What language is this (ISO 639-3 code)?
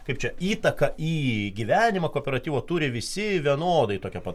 lit